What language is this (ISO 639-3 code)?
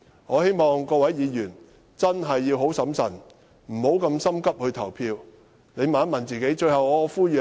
yue